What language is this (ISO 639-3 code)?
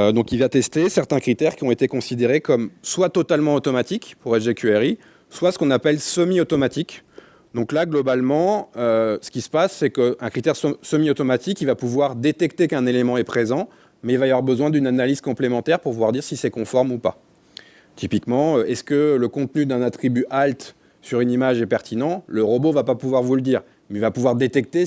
fra